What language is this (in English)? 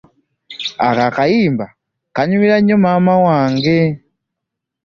Ganda